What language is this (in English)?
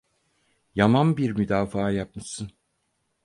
Turkish